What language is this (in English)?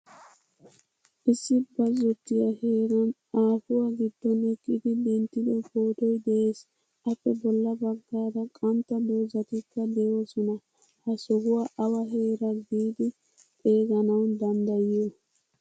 Wolaytta